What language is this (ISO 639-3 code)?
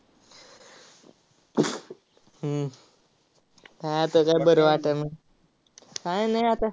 mar